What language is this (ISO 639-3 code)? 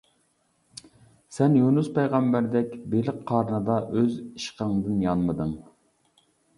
uig